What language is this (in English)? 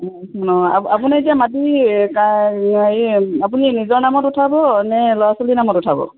Assamese